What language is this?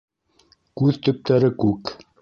Bashkir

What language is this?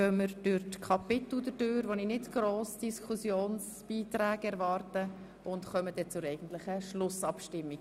Swiss German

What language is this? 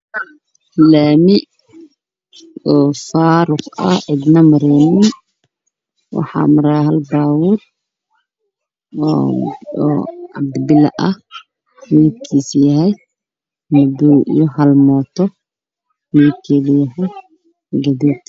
Somali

